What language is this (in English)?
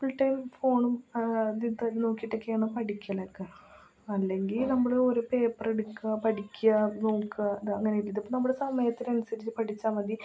Malayalam